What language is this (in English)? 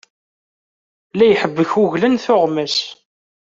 Kabyle